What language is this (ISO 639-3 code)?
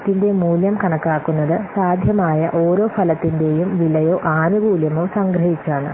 mal